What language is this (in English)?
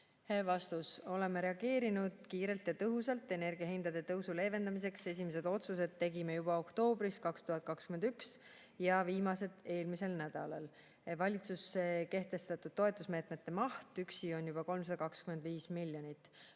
Estonian